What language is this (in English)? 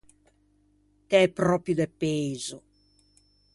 Ligurian